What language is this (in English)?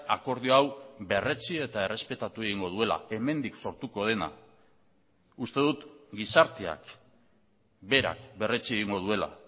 Basque